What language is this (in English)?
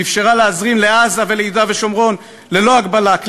Hebrew